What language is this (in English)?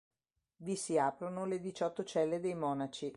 Italian